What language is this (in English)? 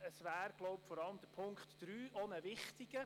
Swiss German